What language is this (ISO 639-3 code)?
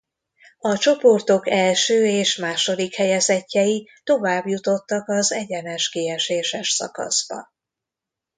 hun